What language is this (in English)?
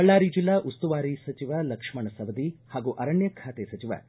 Kannada